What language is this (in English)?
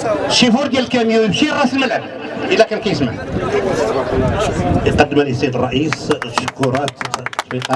Arabic